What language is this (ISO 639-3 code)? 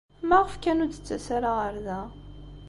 kab